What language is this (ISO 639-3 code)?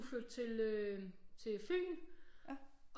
dan